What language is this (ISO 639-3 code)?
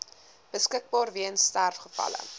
afr